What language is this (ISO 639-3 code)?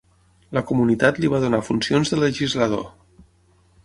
cat